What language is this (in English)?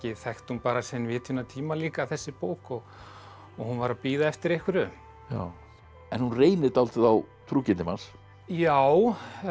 Icelandic